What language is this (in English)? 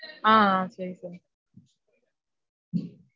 Tamil